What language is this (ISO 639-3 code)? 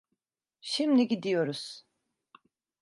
tur